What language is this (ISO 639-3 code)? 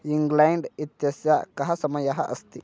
san